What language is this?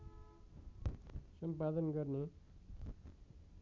Nepali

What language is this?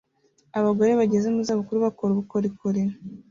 Kinyarwanda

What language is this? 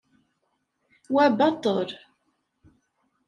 Kabyle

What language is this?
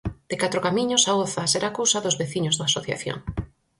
Galician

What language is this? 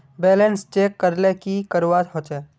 Magahi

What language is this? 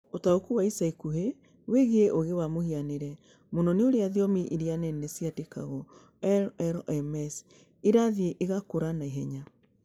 Kikuyu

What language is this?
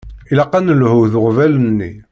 Kabyle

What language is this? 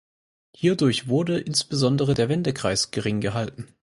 German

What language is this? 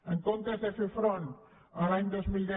Catalan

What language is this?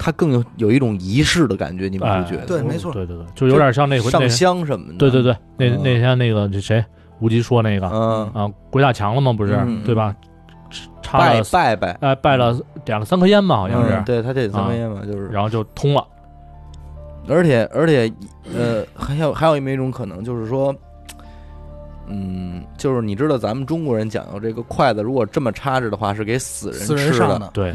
Chinese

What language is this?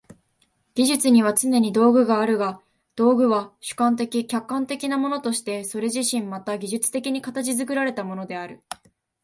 Japanese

